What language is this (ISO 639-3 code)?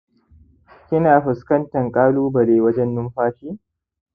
hau